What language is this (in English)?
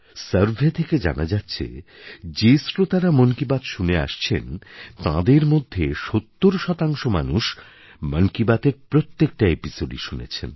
Bangla